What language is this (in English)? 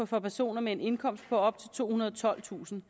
Danish